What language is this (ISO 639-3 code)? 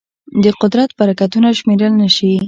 pus